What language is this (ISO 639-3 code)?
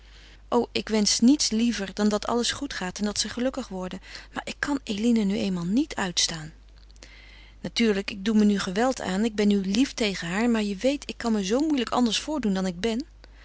nld